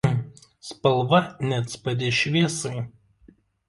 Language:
Lithuanian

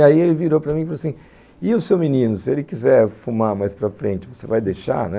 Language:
Portuguese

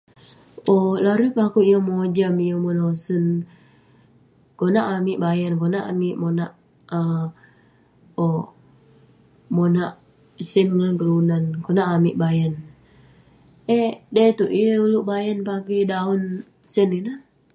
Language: Western Penan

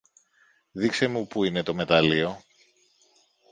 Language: Greek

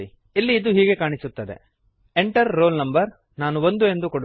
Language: Kannada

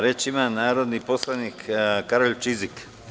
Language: Serbian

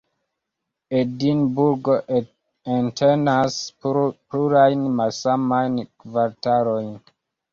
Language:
Esperanto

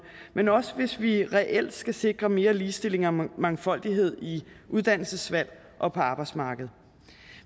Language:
Danish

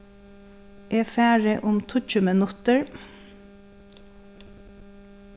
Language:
Faroese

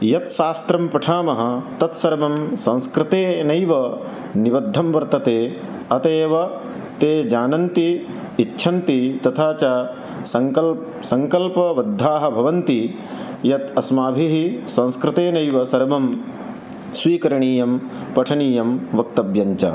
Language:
Sanskrit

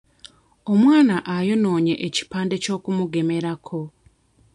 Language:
Ganda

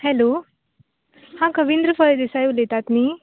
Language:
Konkani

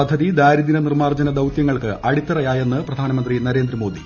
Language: Malayalam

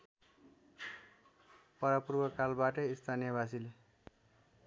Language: Nepali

